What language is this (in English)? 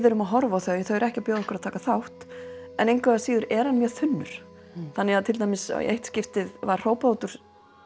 Icelandic